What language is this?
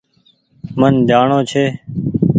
Goaria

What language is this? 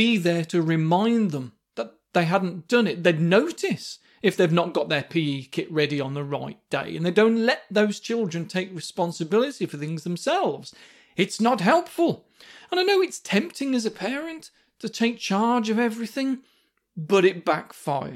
English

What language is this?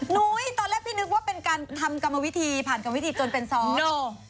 Thai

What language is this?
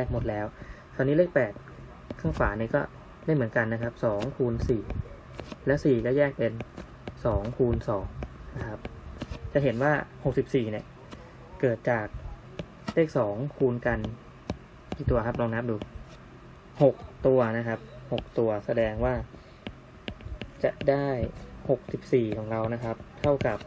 Thai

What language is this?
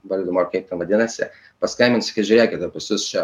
Lithuanian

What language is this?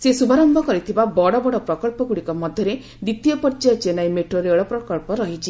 Odia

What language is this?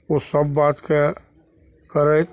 Maithili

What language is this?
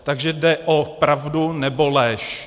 Czech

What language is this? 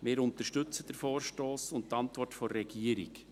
Swiss German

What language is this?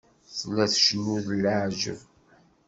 Kabyle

